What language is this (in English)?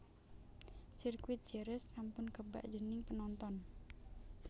Javanese